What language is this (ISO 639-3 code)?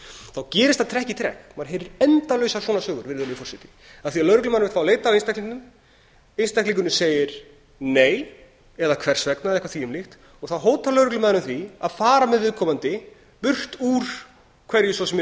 isl